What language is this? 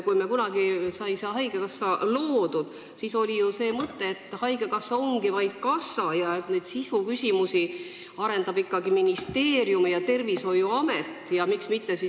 Estonian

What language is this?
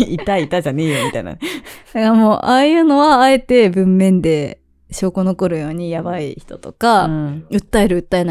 Japanese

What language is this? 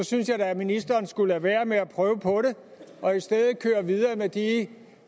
Danish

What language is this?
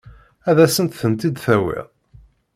Kabyle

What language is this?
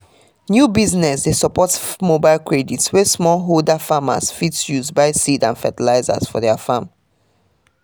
Nigerian Pidgin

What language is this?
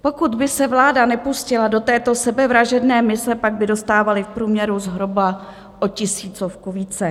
Czech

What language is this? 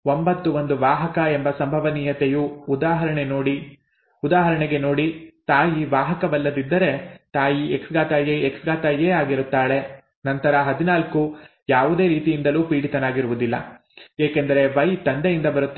Kannada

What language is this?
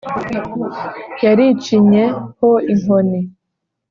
Kinyarwanda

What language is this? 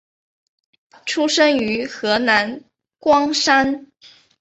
Chinese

